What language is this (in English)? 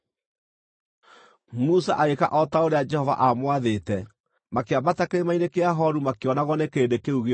Kikuyu